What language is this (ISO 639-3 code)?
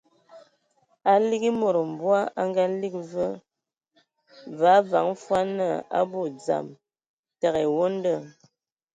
ewo